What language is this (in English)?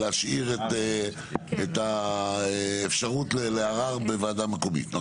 Hebrew